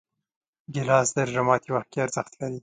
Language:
Pashto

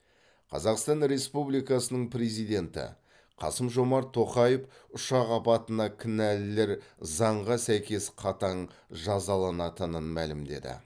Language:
Kazakh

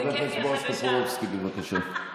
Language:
Hebrew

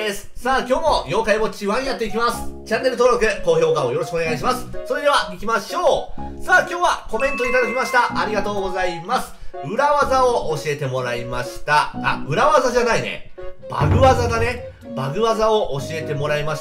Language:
Japanese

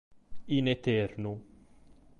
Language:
Sardinian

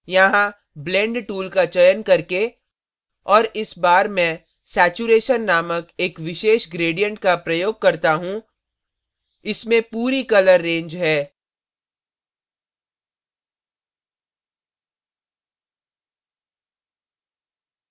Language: Hindi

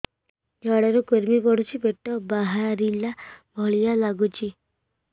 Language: Odia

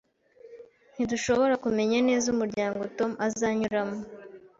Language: Kinyarwanda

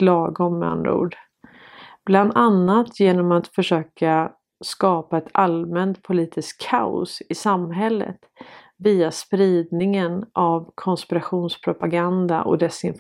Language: Swedish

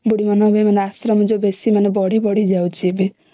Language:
Odia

